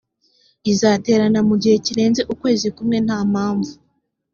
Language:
Kinyarwanda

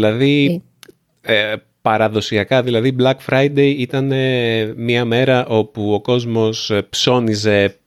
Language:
Greek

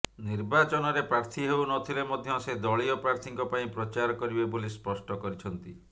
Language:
Odia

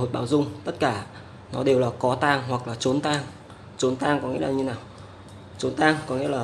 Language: Vietnamese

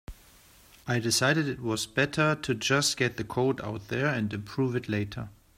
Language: English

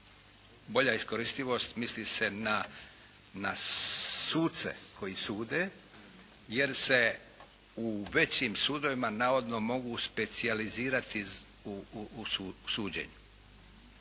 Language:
Croatian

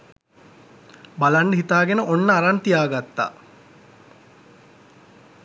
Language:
Sinhala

